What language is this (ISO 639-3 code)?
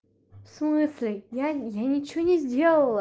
rus